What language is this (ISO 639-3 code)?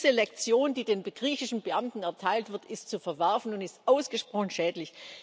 deu